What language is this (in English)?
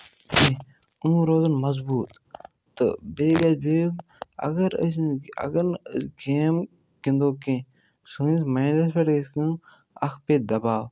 Kashmiri